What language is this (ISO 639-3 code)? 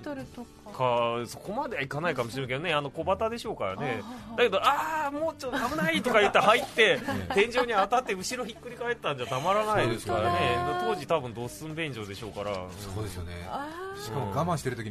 jpn